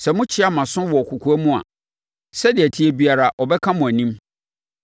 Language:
Akan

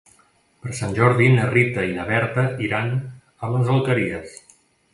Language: Catalan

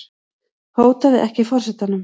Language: Icelandic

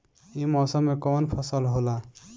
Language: Bhojpuri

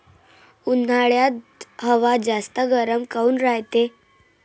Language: Marathi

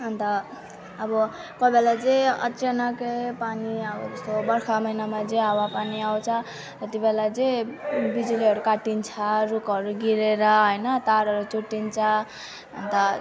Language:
Nepali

